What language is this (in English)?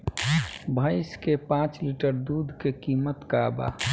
Bhojpuri